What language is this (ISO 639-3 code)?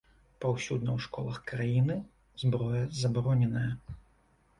bel